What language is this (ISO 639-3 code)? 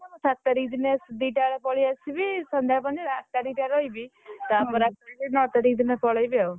ori